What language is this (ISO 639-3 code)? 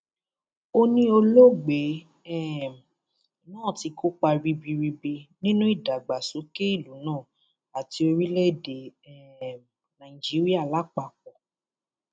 yor